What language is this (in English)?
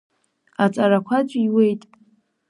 Abkhazian